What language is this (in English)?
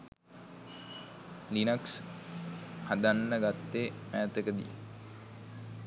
Sinhala